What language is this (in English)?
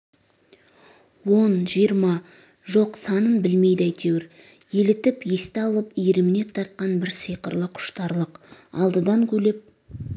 Kazakh